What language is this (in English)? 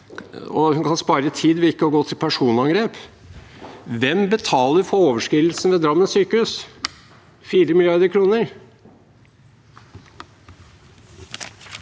Norwegian